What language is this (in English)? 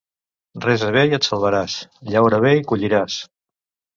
Catalan